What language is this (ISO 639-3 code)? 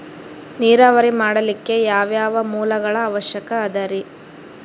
kan